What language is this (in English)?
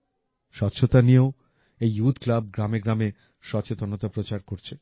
Bangla